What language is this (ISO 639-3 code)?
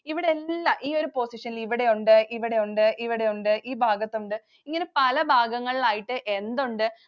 mal